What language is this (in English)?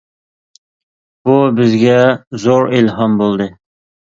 Uyghur